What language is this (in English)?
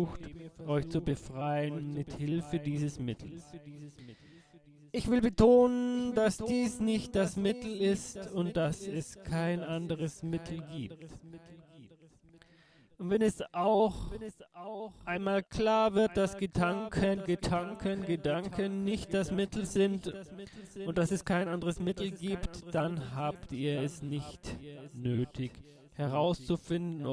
German